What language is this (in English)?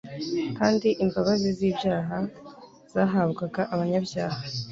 Kinyarwanda